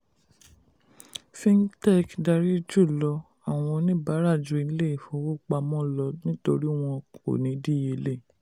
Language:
Yoruba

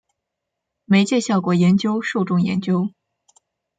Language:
Chinese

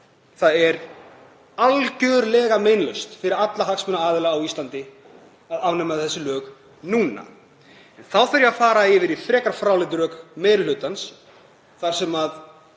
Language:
Icelandic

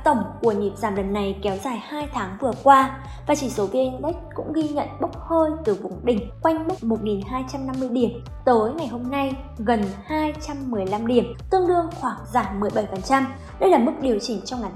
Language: Vietnamese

